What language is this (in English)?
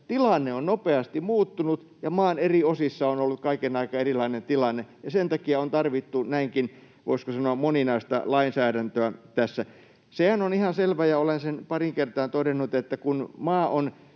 Finnish